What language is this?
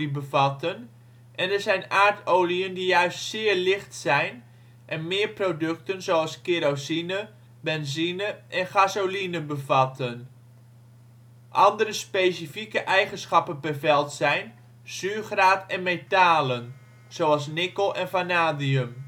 Dutch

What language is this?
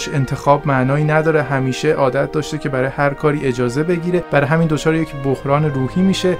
Persian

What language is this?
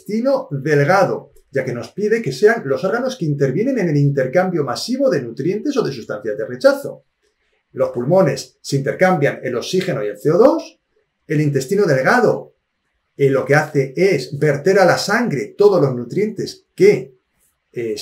Spanish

